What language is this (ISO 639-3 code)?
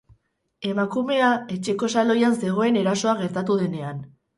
eus